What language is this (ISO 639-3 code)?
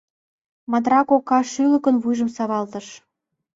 chm